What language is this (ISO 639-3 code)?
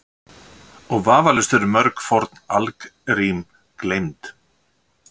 isl